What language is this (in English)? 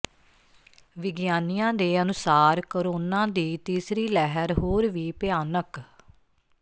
Punjabi